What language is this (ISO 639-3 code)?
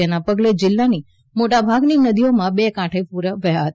guj